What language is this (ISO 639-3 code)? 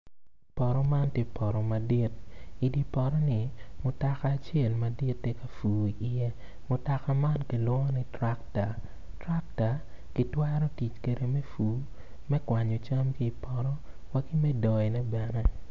ach